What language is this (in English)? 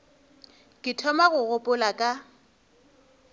Northern Sotho